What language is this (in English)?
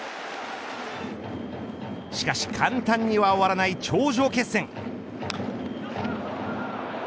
Japanese